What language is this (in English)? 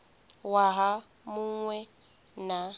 Venda